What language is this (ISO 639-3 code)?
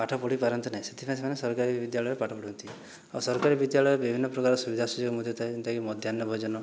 ori